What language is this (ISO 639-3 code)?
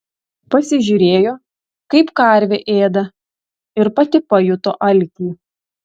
lit